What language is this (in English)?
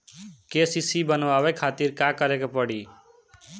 Bhojpuri